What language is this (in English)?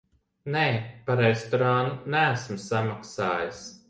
Latvian